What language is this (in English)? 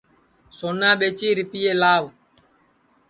Sansi